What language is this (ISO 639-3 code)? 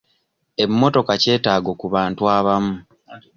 lug